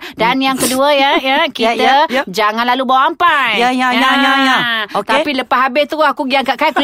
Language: Malay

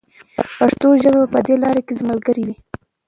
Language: Pashto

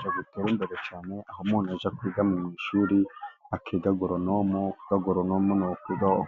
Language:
Kinyarwanda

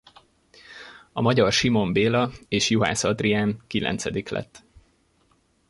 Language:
Hungarian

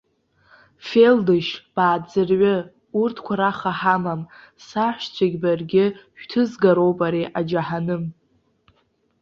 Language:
Abkhazian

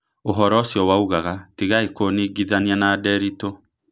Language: Kikuyu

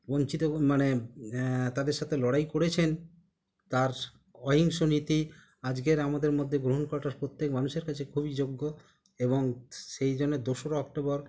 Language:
Bangla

